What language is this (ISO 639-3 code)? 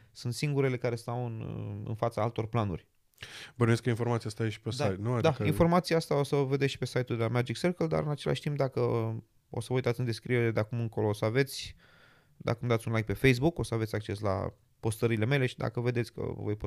ron